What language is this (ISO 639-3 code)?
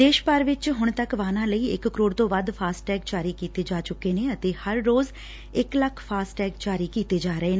pan